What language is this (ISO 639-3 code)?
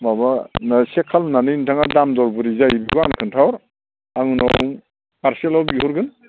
brx